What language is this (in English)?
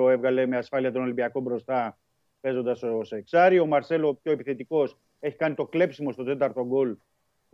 Greek